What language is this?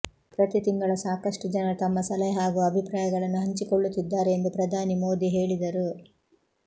Kannada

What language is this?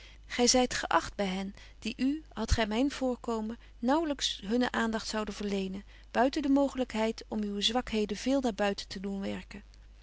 Dutch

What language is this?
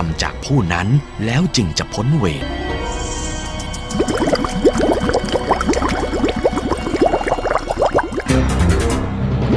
Thai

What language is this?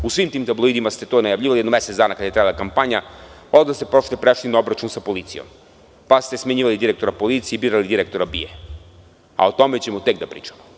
Serbian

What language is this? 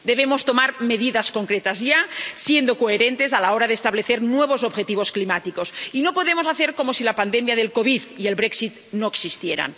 Spanish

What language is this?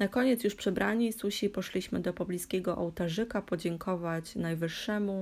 Polish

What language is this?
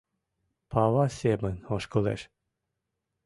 Mari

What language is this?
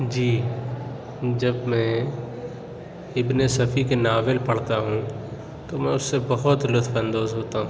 Urdu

